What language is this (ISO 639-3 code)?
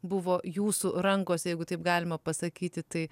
lit